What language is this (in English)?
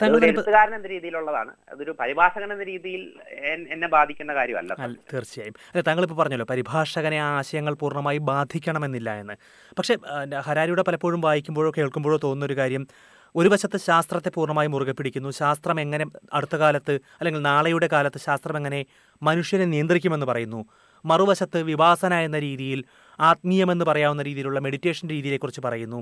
Malayalam